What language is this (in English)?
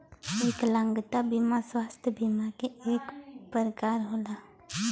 Bhojpuri